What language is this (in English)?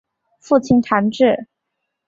Chinese